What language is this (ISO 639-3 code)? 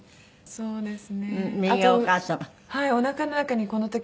jpn